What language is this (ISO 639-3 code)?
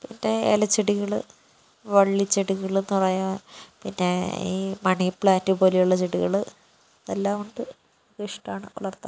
mal